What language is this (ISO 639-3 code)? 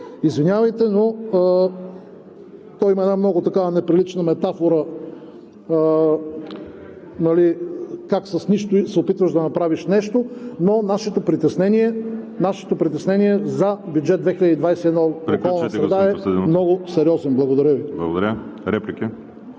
bul